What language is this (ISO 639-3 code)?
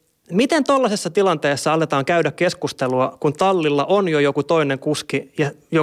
fin